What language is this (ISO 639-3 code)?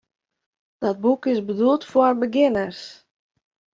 fry